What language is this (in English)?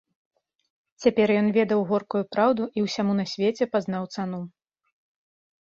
Belarusian